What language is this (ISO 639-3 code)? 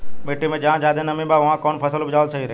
bho